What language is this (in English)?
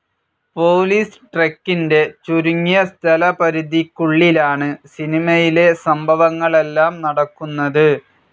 Malayalam